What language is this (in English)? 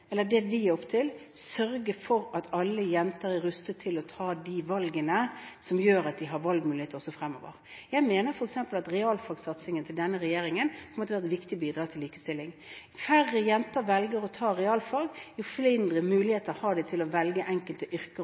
Norwegian Bokmål